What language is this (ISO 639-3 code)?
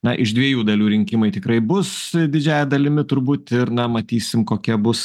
lit